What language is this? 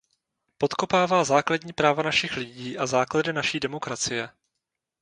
Czech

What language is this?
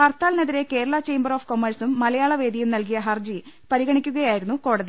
Malayalam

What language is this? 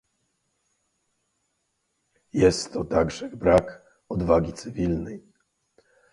Polish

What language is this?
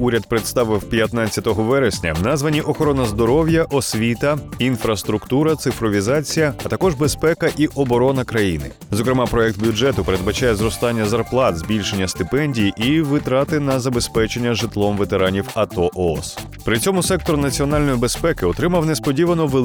Ukrainian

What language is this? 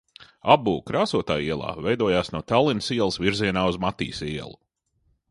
Latvian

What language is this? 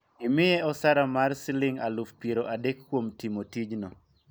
Luo (Kenya and Tanzania)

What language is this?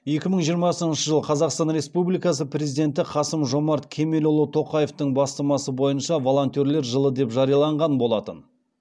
Kazakh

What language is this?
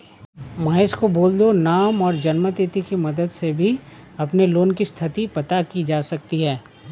Hindi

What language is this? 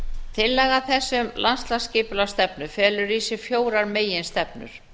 Icelandic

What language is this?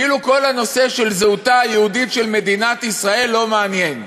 Hebrew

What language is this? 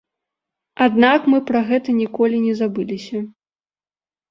Belarusian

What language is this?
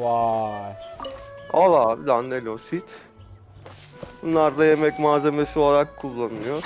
Turkish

